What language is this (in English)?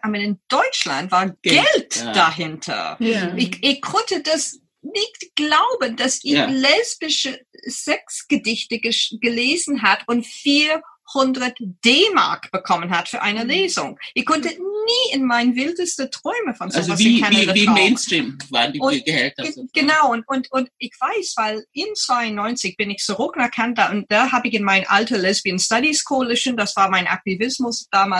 German